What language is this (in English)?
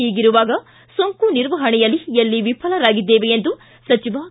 Kannada